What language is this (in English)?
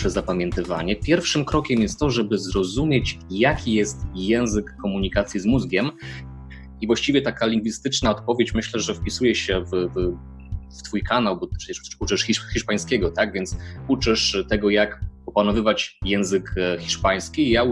Polish